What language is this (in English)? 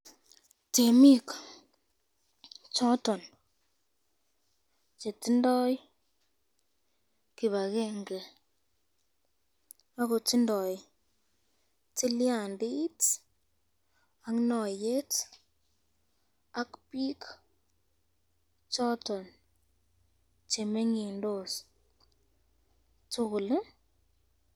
Kalenjin